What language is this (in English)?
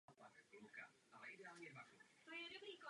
Czech